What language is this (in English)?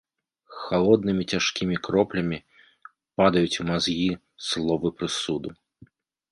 Belarusian